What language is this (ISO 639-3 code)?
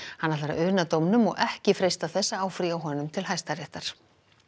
isl